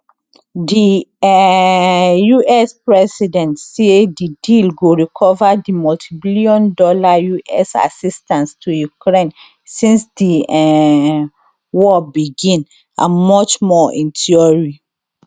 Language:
Nigerian Pidgin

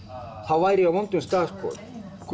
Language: Icelandic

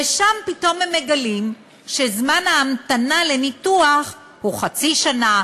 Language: Hebrew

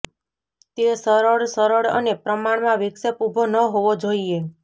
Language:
Gujarati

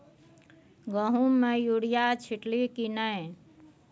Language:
Maithili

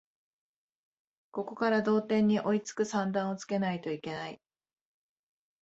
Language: Japanese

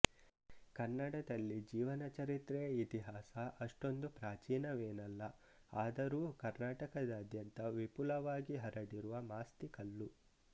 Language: Kannada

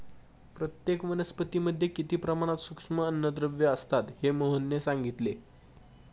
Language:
Marathi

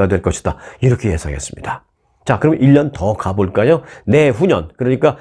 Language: Korean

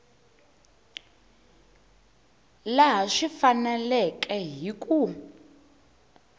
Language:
Tsonga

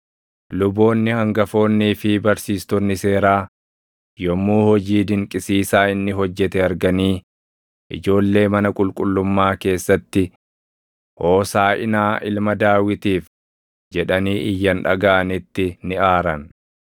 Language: Oromo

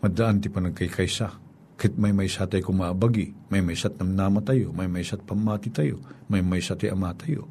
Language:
Filipino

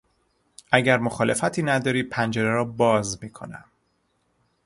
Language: Persian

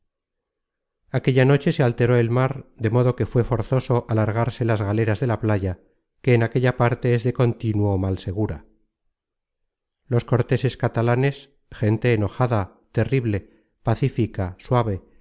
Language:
Spanish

